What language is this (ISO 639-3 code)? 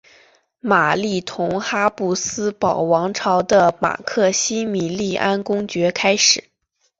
zho